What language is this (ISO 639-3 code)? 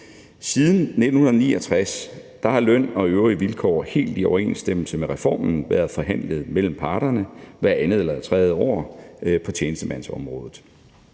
dan